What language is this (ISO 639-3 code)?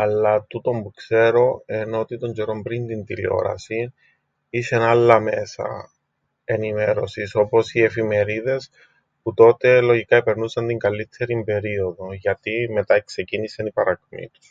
ell